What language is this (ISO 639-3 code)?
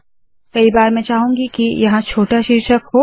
hin